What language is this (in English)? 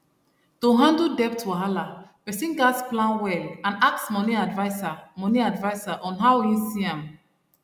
Nigerian Pidgin